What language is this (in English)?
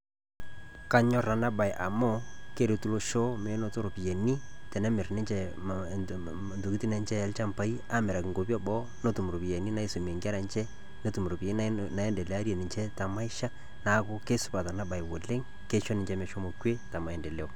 Masai